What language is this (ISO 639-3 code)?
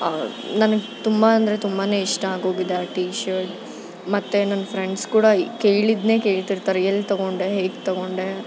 kan